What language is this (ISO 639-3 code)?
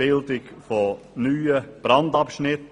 gsw